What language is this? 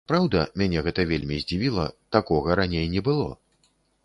Belarusian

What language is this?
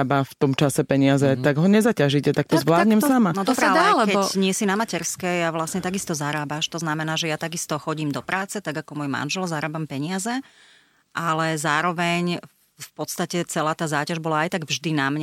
Slovak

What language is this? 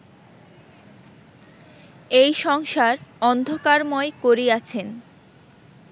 Bangla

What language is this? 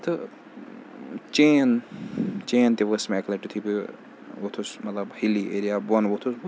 Kashmiri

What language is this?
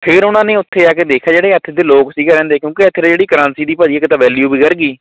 Punjabi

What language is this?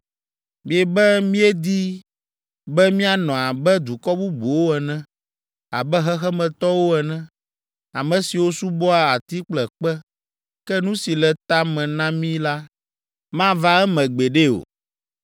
Ewe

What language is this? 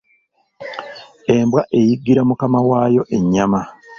Ganda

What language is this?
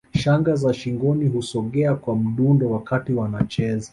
Swahili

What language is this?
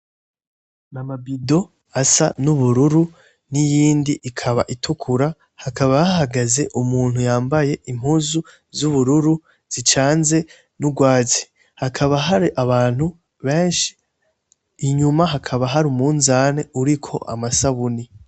Rundi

